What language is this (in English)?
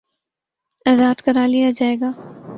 Urdu